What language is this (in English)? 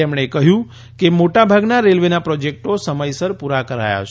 Gujarati